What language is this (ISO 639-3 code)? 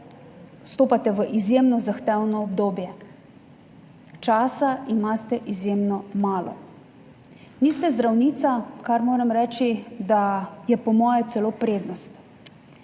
slv